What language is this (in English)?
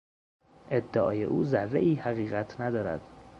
Persian